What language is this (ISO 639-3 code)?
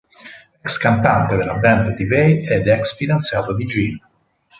ita